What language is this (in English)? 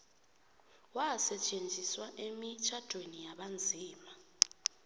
South Ndebele